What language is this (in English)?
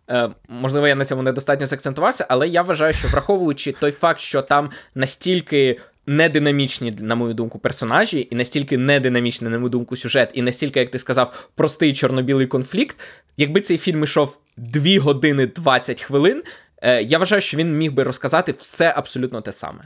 Ukrainian